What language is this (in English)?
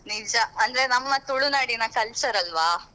Kannada